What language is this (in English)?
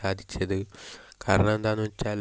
Malayalam